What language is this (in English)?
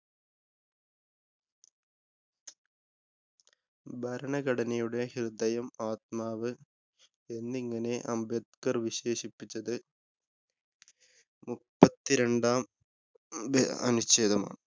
Malayalam